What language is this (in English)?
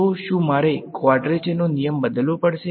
Gujarati